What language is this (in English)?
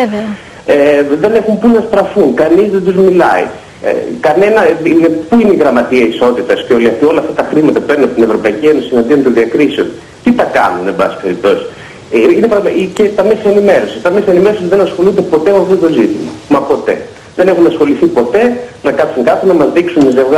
Greek